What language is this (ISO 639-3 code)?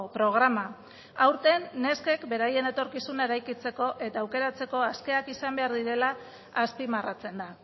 eus